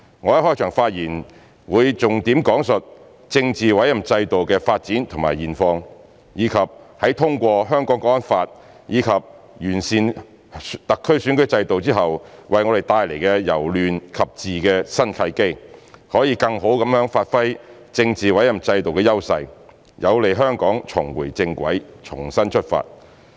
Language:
Cantonese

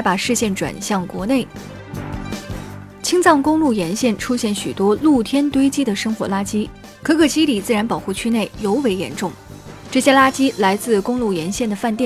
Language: Chinese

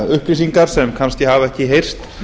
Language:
Icelandic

